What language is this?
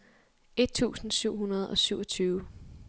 Danish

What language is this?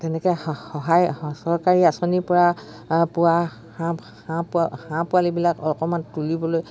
Assamese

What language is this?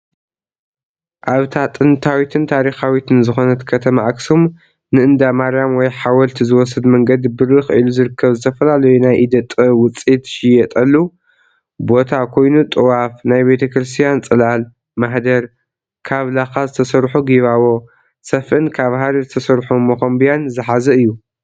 Tigrinya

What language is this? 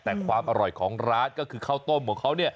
Thai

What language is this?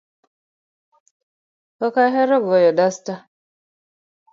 Luo (Kenya and Tanzania)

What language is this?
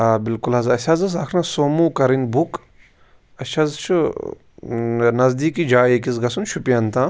Kashmiri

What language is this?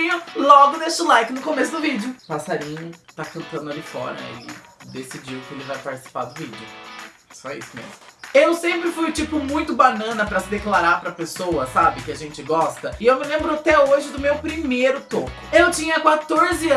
Portuguese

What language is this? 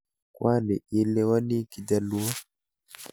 Kalenjin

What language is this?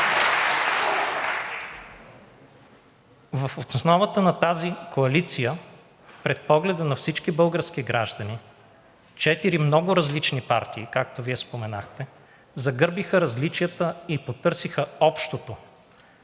Bulgarian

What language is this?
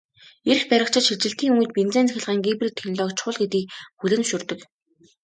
Mongolian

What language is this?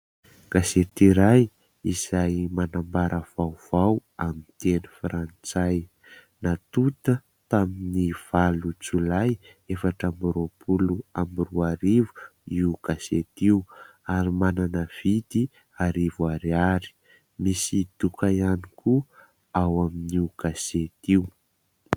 Malagasy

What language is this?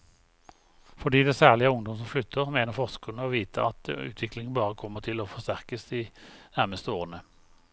Norwegian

